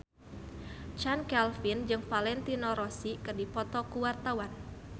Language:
Sundanese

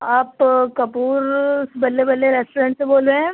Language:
Urdu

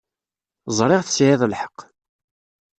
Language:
Kabyle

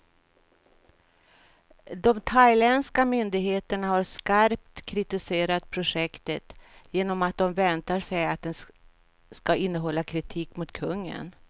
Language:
Swedish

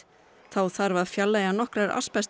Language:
Icelandic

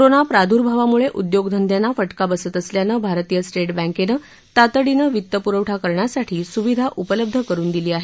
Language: Marathi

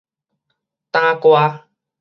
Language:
Min Nan Chinese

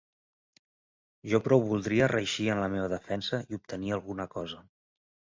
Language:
Catalan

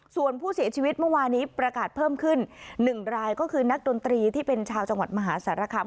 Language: Thai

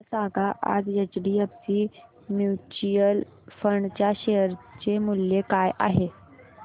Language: Marathi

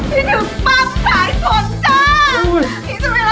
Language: Thai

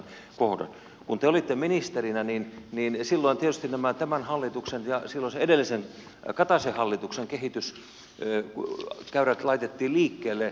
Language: Finnish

